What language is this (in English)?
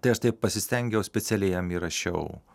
Lithuanian